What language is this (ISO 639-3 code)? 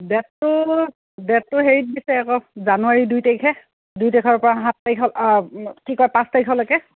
asm